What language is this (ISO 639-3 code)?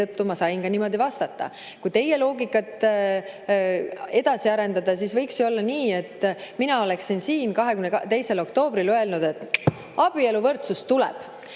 est